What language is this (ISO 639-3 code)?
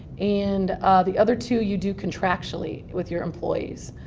eng